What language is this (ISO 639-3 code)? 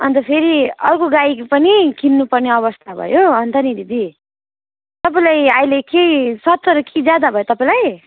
nep